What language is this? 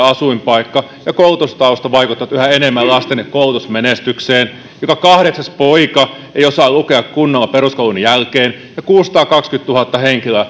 Finnish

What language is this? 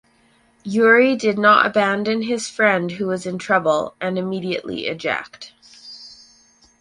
English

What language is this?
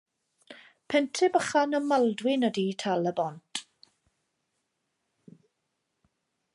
Welsh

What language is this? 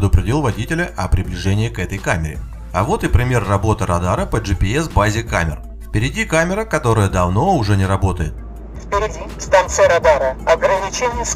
Russian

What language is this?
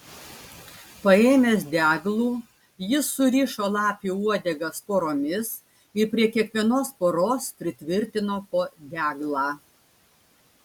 Lithuanian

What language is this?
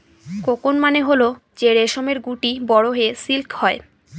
Bangla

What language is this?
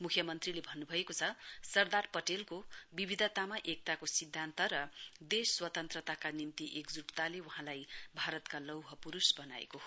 Nepali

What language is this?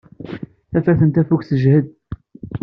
Kabyle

